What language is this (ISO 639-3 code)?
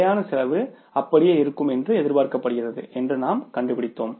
tam